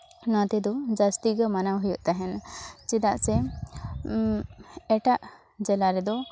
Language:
Santali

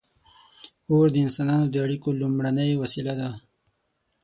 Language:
Pashto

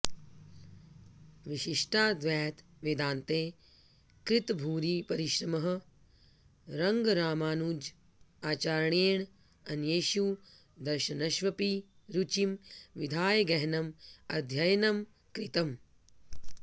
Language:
Sanskrit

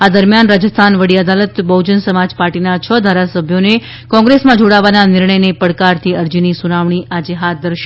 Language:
Gujarati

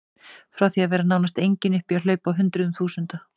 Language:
Icelandic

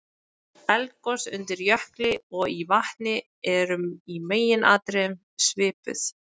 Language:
Icelandic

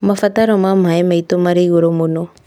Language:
Kikuyu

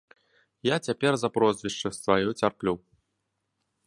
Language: Belarusian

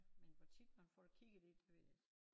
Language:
Danish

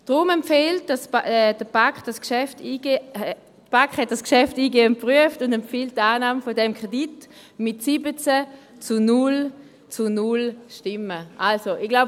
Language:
Swiss German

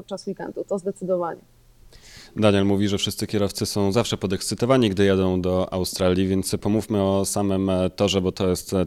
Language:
Polish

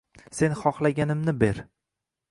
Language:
Uzbek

